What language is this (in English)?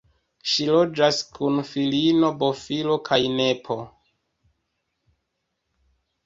Esperanto